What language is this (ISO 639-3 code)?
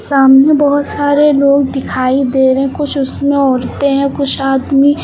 hin